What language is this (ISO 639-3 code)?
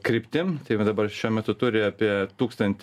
lit